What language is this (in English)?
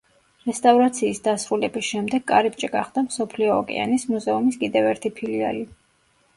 Georgian